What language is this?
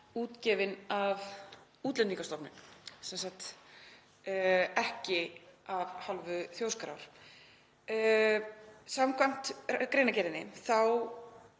Icelandic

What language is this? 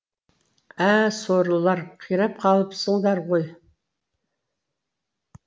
Kazakh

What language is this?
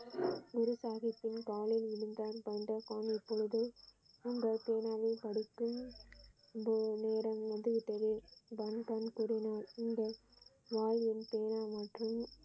Tamil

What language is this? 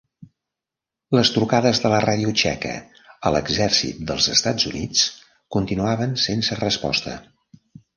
Catalan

